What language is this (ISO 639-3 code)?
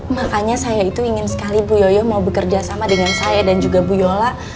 ind